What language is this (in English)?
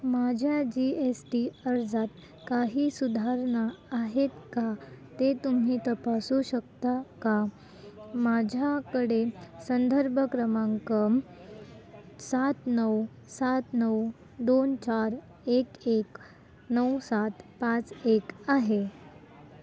Marathi